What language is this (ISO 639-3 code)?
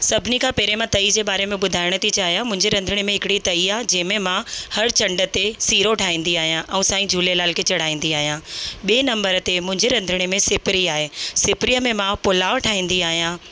snd